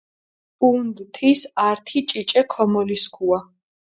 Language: Mingrelian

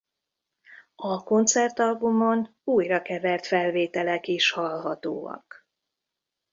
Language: Hungarian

